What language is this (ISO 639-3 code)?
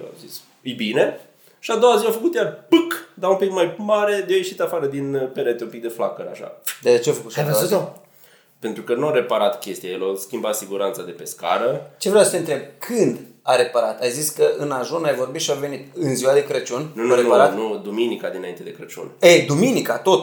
ron